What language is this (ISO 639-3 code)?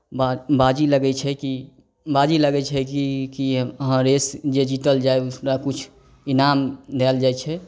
mai